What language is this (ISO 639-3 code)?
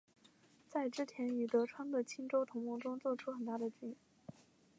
zho